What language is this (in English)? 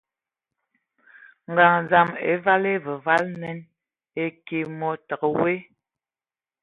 Ewondo